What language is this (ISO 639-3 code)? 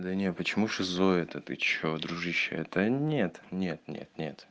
rus